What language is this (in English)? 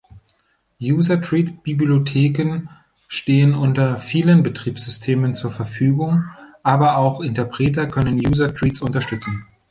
German